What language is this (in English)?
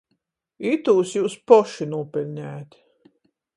Latgalian